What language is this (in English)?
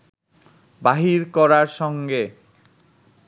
Bangla